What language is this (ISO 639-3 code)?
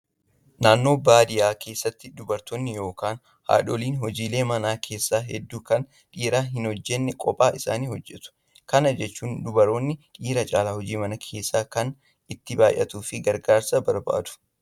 orm